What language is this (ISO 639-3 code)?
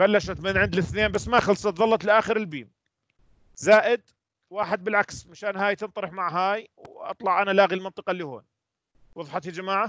ara